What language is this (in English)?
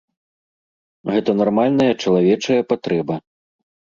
Belarusian